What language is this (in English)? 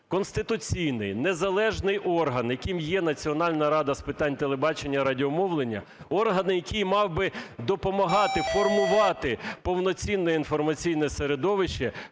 Ukrainian